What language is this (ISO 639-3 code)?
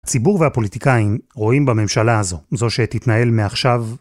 heb